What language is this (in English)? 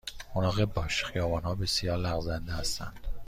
Persian